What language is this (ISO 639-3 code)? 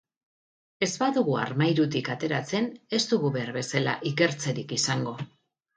eus